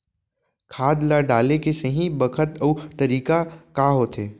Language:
Chhattisgarhi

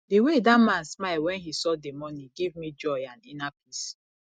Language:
Nigerian Pidgin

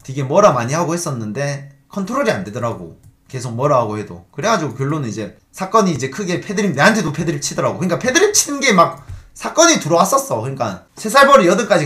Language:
Korean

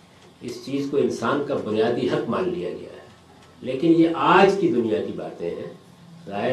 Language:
Urdu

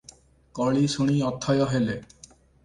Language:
Odia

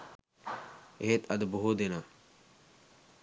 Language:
Sinhala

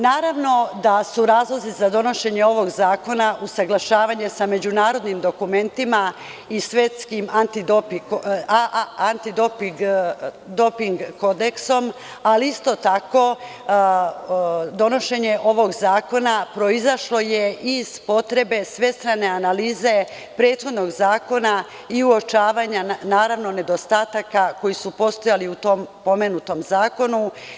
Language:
Serbian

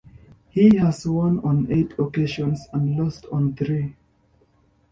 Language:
English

